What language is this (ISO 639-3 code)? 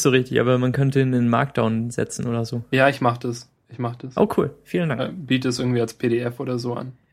deu